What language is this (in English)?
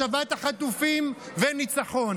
Hebrew